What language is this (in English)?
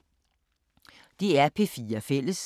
Danish